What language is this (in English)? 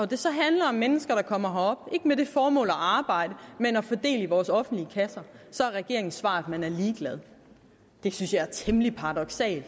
Danish